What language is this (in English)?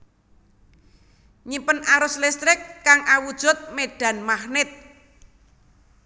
Javanese